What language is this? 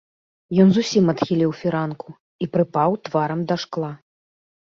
Belarusian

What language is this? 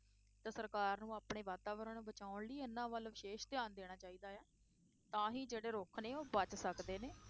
Punjabi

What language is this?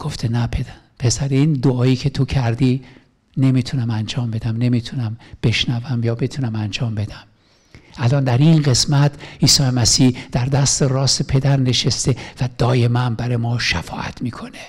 Persian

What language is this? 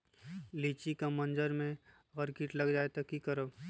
Magahi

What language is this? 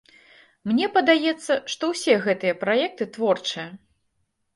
Belarusian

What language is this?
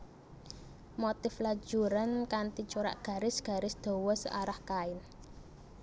Javanese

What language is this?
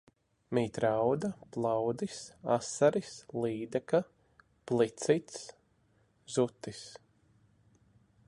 Latvian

